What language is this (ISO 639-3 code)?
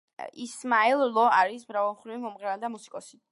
kat